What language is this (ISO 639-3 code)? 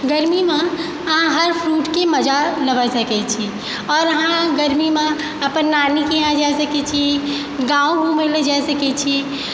mai